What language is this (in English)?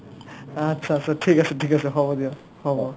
Assamese